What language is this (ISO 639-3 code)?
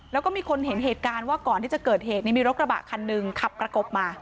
tha